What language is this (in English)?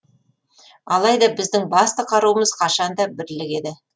Kazakh